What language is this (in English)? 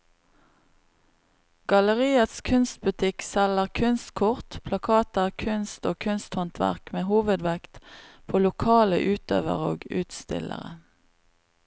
Norwegian